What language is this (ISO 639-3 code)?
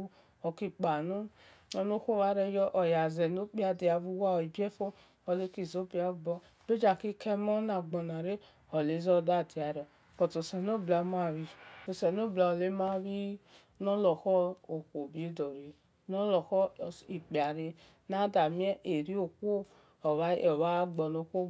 ish